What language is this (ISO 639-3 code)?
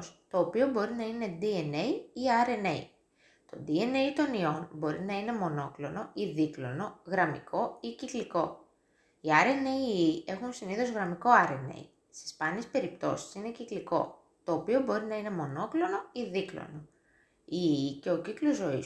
ell